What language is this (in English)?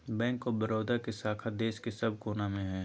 Magahi